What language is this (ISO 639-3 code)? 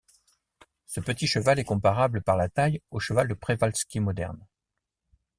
fra